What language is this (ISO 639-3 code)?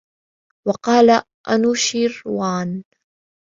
ara